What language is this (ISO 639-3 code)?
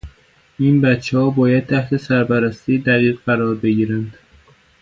fas